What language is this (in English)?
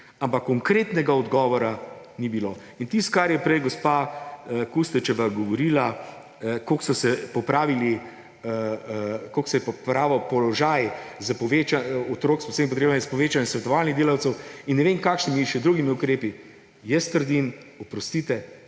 Slovenian